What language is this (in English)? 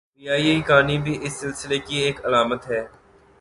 Urdu